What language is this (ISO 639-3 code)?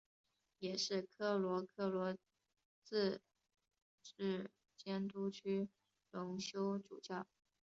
zho